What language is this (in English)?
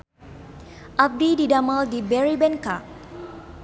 Sundanese